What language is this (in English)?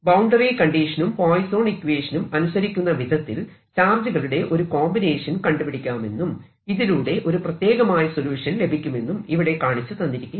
Malayalam